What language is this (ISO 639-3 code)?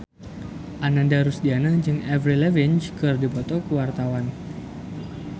sun